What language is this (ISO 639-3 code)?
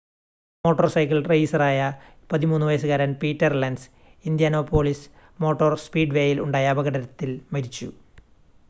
mal